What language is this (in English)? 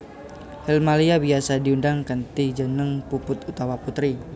Javanese